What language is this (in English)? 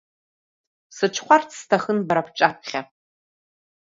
Abkhazian